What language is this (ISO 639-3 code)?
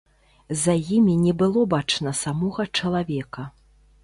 bel